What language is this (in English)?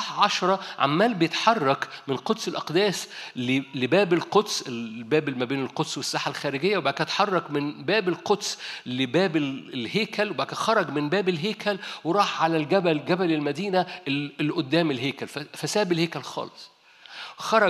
Arabic